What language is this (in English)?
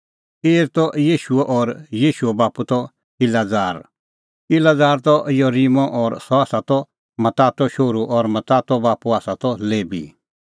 Kullu Pahari